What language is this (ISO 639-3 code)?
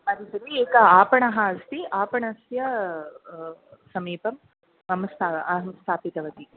san